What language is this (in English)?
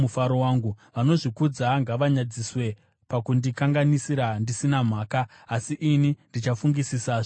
Shona